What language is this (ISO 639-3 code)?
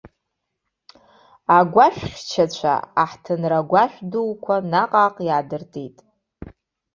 abk